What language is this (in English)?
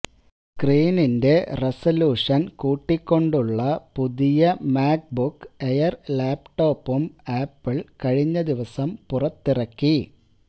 Malayalam